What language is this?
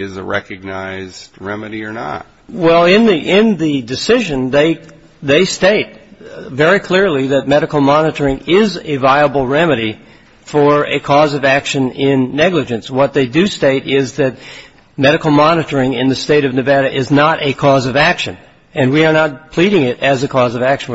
English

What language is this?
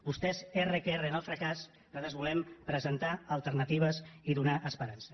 Catalan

